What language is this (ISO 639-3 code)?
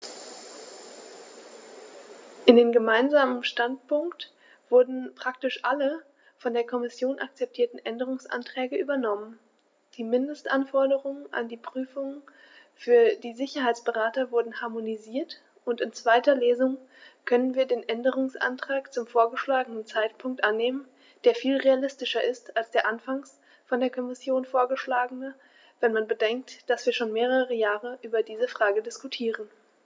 deu